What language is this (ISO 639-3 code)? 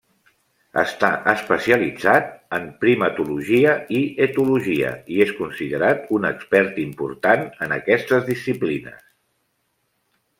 cat